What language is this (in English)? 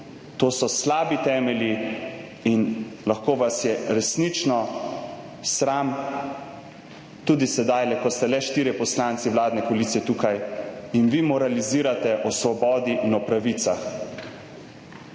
Slovenian